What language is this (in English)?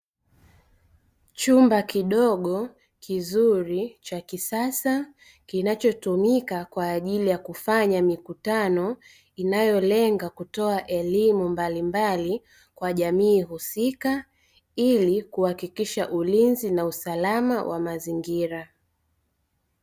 Swahili